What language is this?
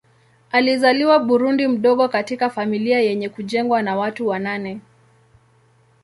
Swahili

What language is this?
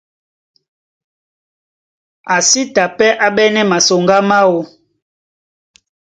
Duala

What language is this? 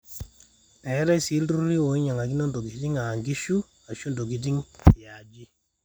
Masai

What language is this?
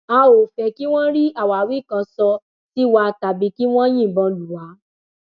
Yoruba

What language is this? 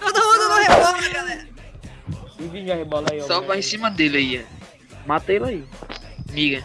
Portuguese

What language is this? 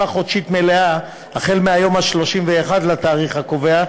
Hebrew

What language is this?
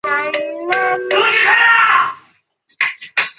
Chinese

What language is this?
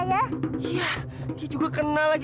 Indonesian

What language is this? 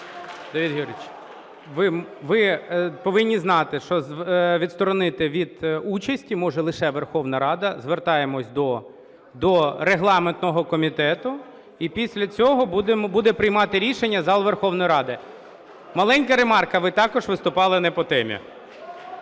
Ukrainian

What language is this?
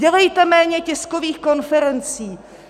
Czech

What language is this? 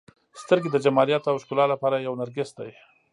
Pashto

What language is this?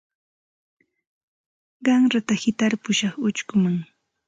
Santa Ana de Tusi Pasco Quechua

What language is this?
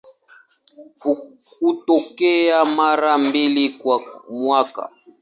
Swahili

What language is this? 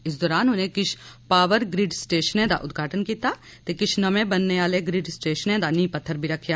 Dogri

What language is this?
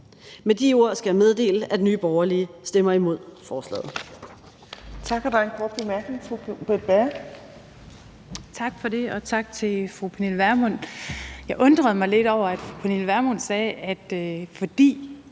Danish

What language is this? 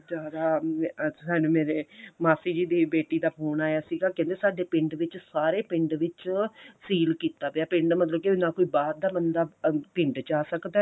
Punjabi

